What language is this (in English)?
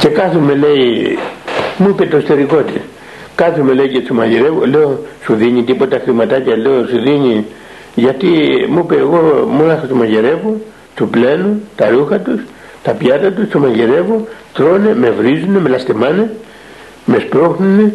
Greek